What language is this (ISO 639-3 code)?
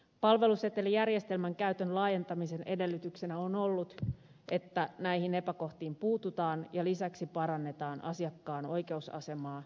fin